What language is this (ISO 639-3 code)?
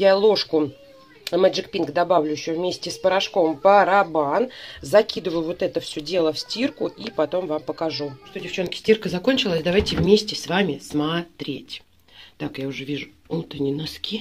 rus